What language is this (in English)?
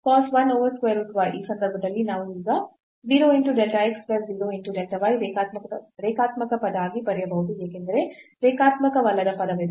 Kannada